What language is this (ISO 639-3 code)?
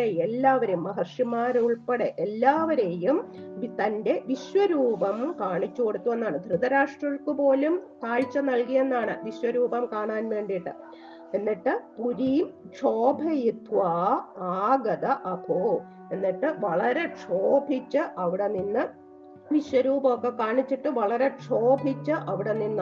mal